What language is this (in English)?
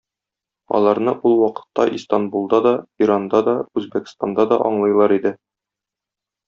Tatar